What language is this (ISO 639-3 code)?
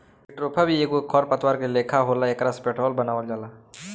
bho